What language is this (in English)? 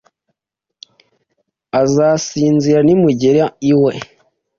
Kinyarwanda